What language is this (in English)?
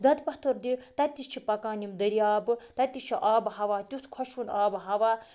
Kashmiri